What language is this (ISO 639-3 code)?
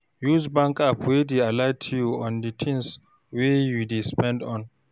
pcm